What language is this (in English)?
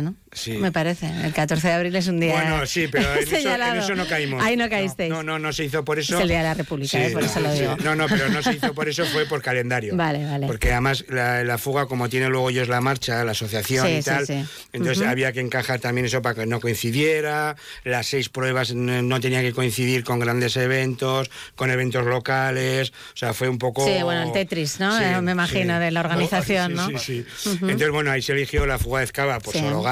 Spanish